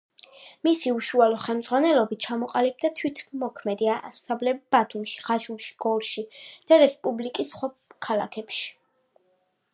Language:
Georgian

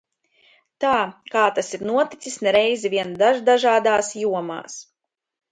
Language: Latvian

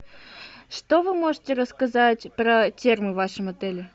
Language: Russian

